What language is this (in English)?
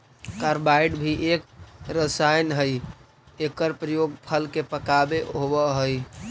Magahi